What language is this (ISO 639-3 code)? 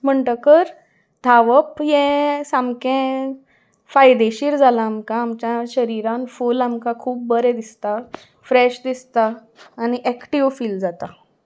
kok